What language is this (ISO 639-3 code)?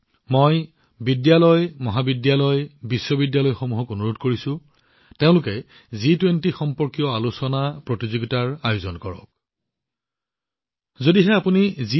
asm